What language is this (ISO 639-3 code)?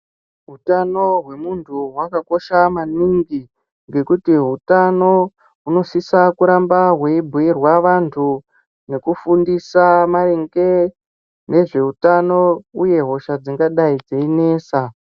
ndc